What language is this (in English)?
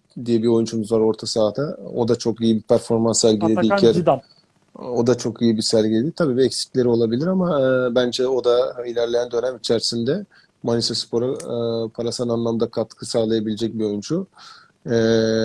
Turkish